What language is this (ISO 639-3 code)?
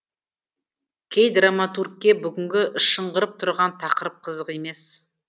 kaz